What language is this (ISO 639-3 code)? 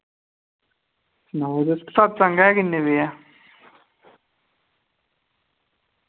doi